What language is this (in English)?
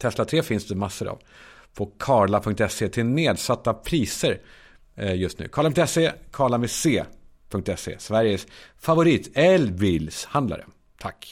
Swedish